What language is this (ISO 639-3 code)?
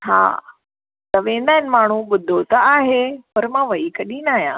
snd